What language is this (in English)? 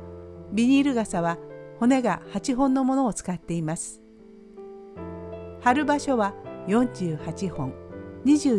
Japanese